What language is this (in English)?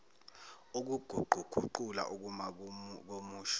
Zulu